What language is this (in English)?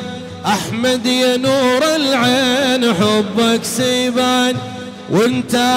Arabic